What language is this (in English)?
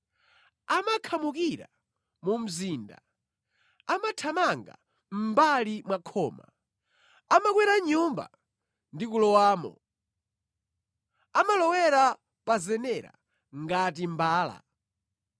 Nyanja